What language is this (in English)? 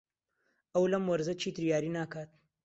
Central Kurdish